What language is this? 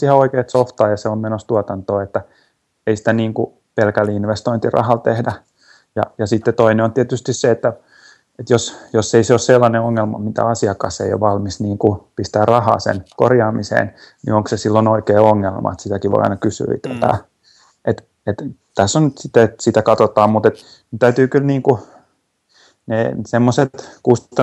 Finnish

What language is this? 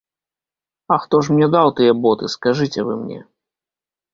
Belarusian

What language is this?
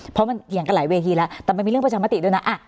Thai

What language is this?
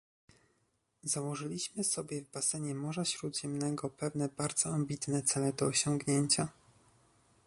Polish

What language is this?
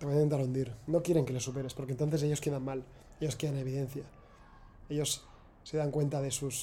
Spanish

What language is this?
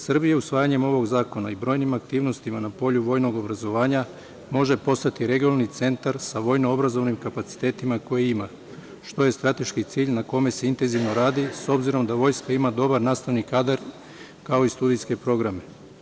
Serbian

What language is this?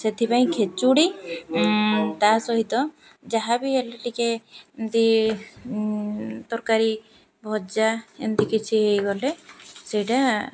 Odia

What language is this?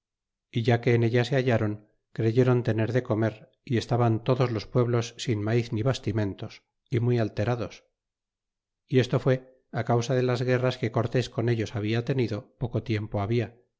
Spanish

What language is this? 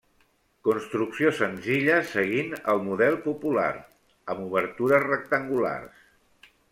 Catalan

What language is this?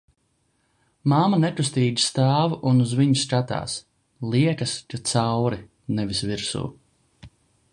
Latvian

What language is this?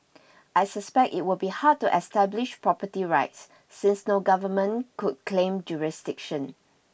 English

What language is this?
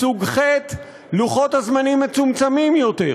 Hebrew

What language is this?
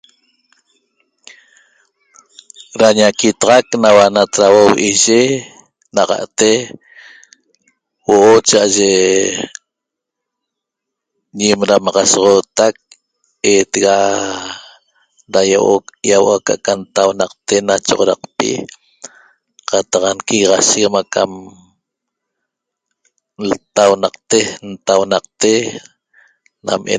Toba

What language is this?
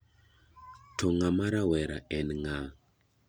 Luo (Kenya and Tanzania)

